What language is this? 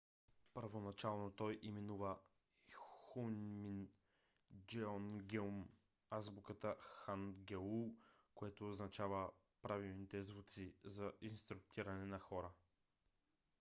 Bulgarian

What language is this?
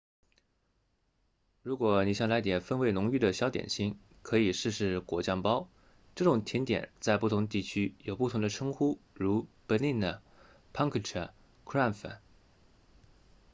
Chinese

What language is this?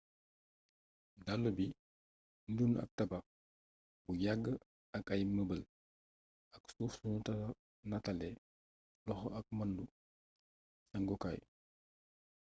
Wolof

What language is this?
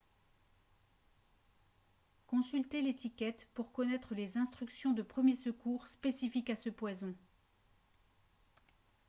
French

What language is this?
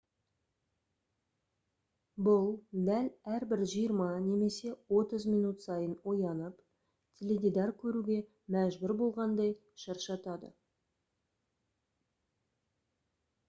Kazakh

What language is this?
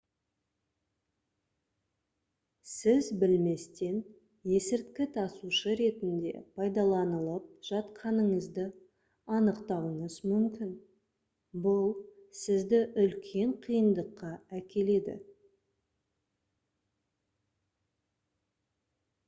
Kazakh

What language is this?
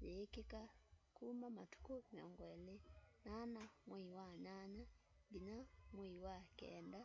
Kamba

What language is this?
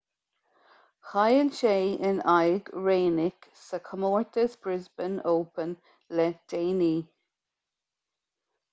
Irish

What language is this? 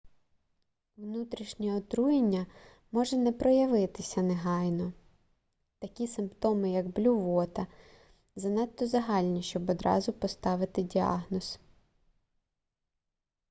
Ukrainian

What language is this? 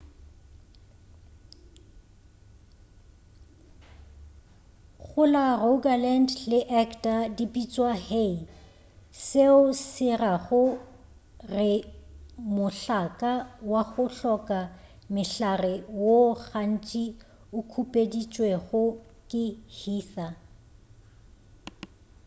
Northern Sotho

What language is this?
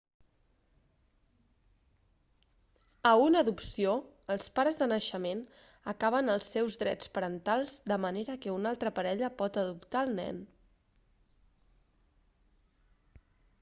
Catalan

